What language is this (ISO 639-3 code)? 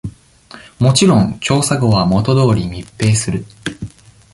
jpn